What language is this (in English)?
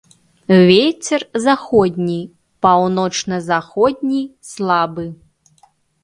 Belarusian